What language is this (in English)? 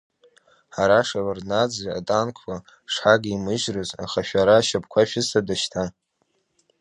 Abkhazian